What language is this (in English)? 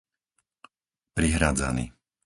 Slovak